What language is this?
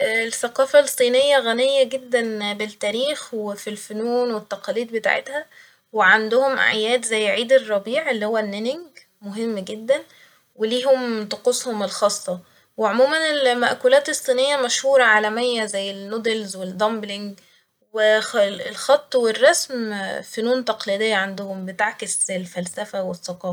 Egyptian Arabic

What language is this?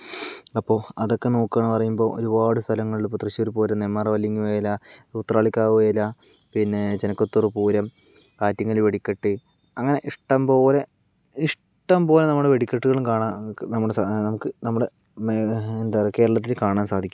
Malayalam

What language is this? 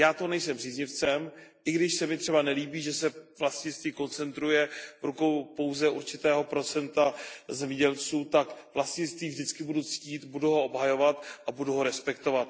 Czech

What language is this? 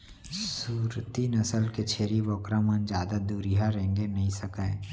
Chhattisgarhi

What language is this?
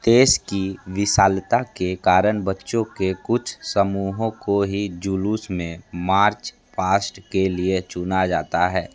Hindi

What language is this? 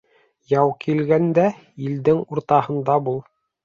Bashkir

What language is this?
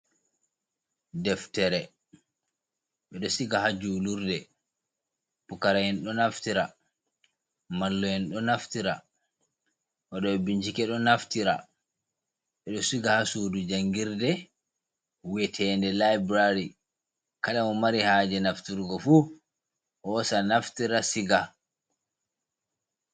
Fula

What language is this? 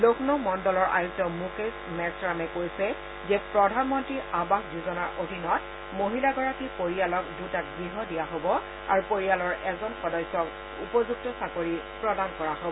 Assamese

